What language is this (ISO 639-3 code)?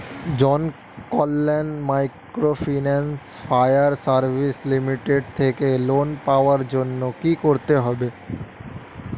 ben